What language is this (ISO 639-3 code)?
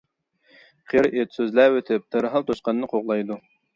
uig